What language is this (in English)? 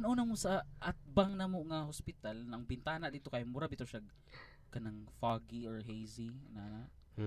Filipino